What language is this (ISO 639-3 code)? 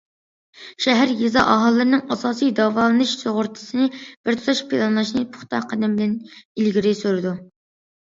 uig